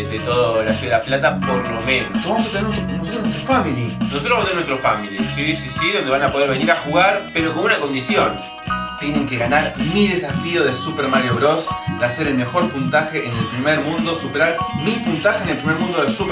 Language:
Spanish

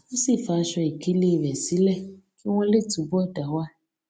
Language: Yoruba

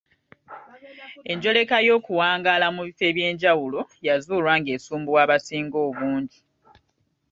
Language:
Ganda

